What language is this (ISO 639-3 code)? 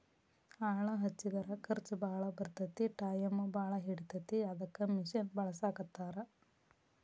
kan